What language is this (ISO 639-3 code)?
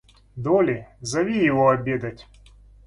rus